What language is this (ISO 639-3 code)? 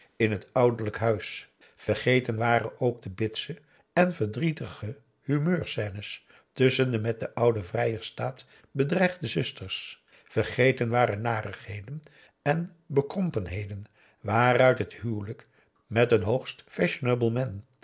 nld